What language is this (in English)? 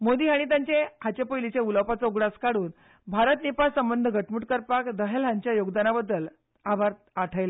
Konkani